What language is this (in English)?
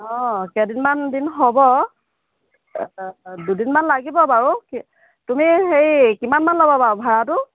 Assamese